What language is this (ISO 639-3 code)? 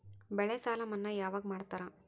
kan